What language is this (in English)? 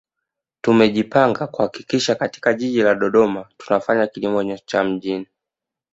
Swahili